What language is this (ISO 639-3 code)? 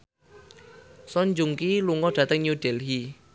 jav